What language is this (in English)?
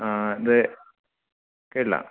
Malayalam